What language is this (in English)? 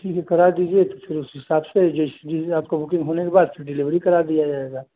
Hindi